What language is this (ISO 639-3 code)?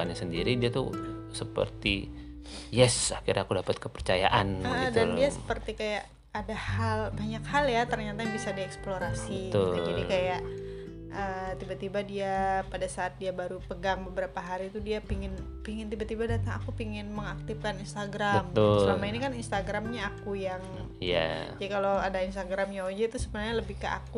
ind